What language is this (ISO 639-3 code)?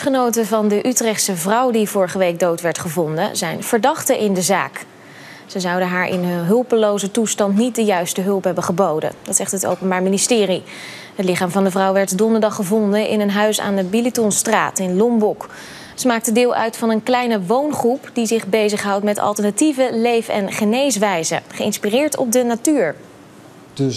nld